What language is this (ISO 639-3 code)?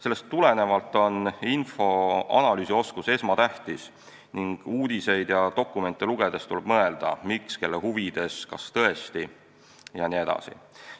est